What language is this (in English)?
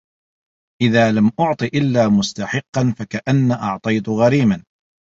Arabic